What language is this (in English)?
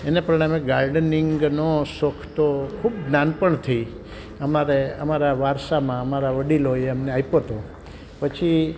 Gujarati